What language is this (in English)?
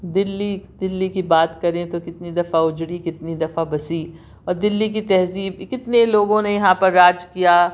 Urdu